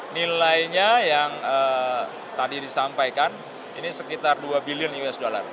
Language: Indonesian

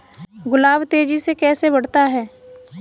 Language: Hindi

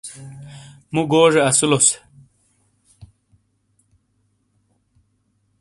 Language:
Shina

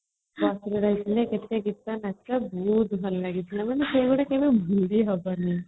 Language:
Odia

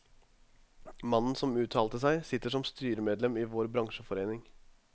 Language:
Norwegian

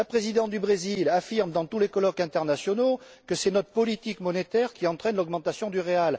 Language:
French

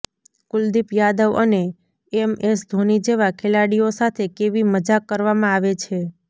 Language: Gujarati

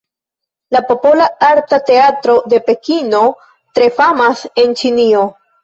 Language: Esperanto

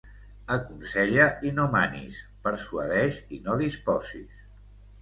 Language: Catalan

